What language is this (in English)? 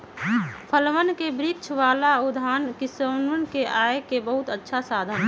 Magahi